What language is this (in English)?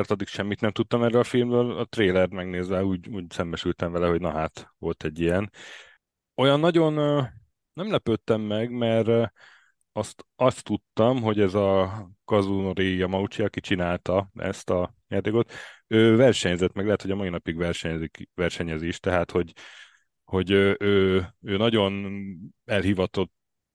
Hungarian